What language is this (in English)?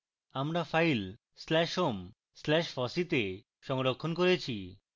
Bangla